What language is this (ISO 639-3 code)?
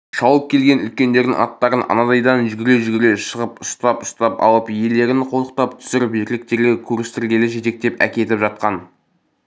kaz